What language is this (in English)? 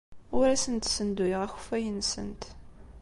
Kabyle